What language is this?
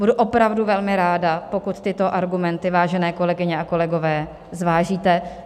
Czech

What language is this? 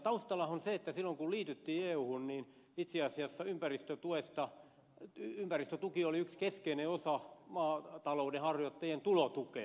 Finnish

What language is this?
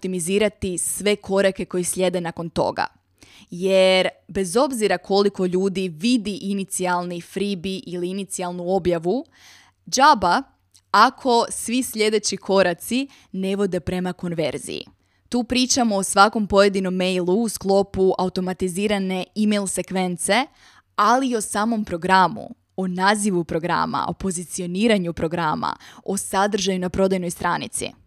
Croatian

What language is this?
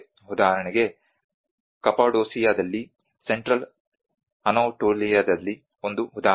Kannada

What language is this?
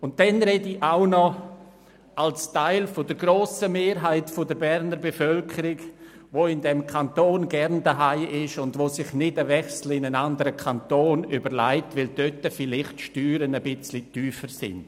Swiss German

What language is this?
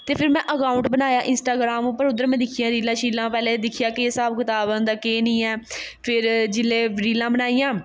Dogri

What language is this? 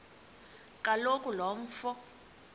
Xhosa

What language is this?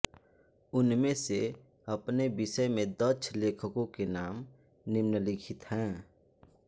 Hindi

